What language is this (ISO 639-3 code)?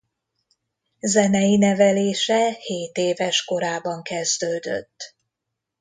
hun